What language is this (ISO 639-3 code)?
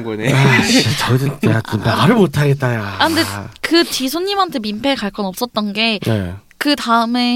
kor